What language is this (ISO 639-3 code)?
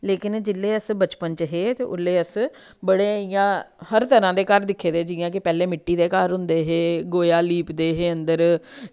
doi